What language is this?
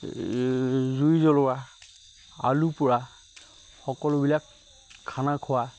Assamese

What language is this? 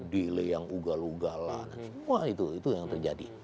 Indonesian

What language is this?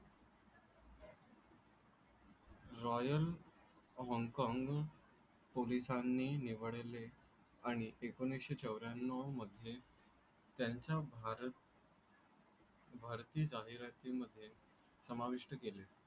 Marathi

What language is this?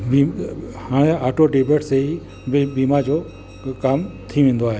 Sindhi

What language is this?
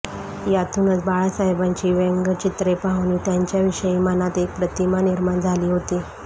Marathi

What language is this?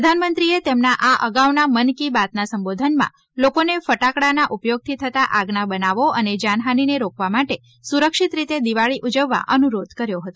Gujarati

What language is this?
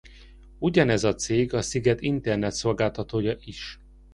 Hungarian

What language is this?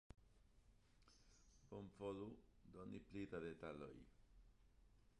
Esperanto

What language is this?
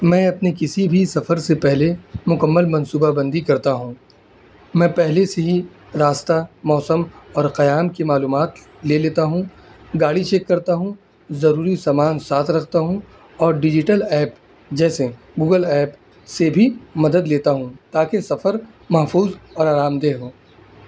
Urdu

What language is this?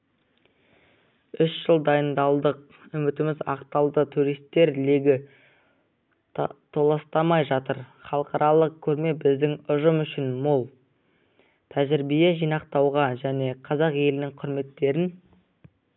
Kazakh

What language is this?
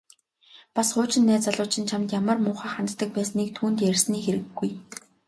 Mongolian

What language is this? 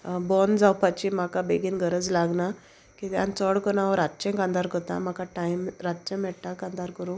Konkani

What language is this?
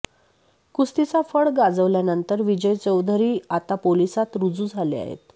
Marathi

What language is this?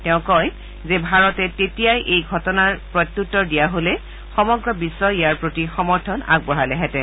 Assamese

